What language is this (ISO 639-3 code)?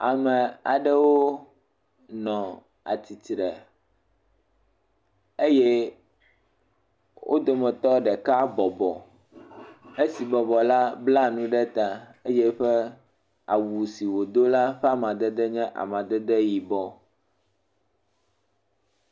ewe